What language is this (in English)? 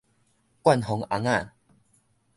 Min Nan Chinese